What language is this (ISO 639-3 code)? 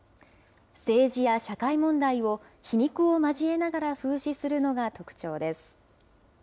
jpn